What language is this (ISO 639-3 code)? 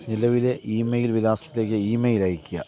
mal